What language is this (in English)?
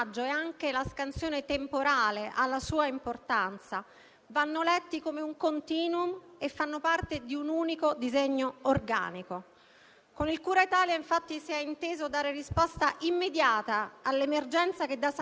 Italian